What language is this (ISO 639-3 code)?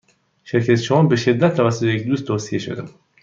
fas